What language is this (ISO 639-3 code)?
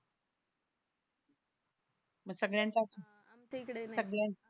mar